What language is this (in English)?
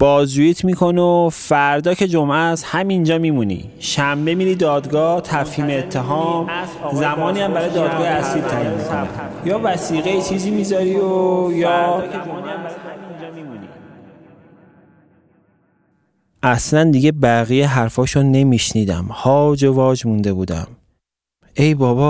Persian